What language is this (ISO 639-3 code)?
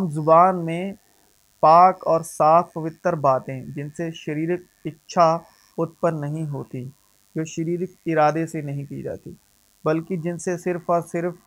urd